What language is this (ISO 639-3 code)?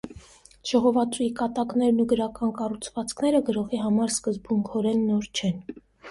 hye